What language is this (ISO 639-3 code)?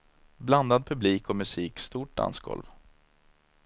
swe